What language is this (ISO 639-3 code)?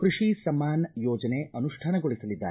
kan